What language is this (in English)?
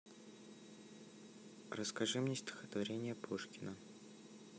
Russian